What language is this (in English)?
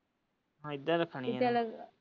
Punjabi